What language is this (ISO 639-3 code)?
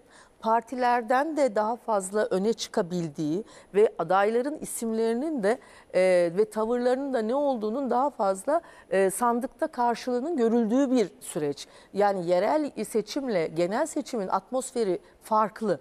tur